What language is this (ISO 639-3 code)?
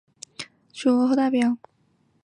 zho